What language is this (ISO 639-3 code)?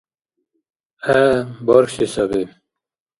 dar